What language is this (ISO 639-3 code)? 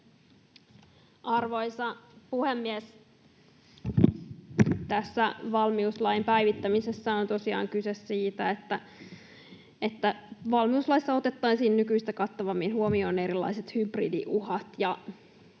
fin